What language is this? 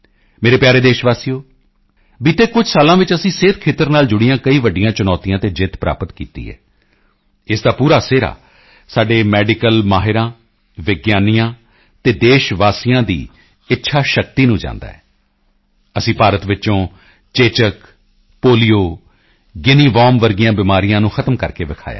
Punjabi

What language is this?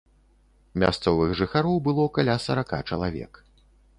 Belarusian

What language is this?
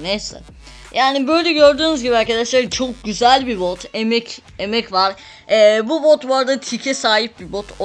Turkish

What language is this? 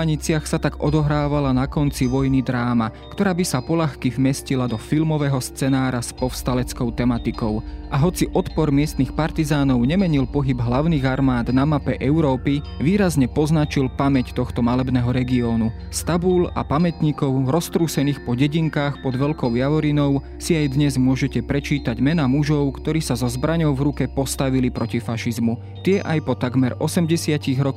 Slovak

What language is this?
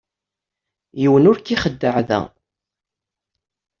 Kabyle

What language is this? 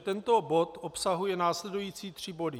Czech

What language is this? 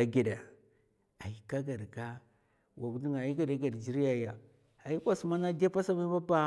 Mafa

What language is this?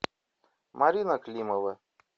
Russian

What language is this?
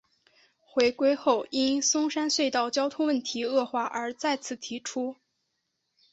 Chinese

